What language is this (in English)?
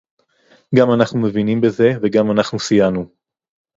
Hebrew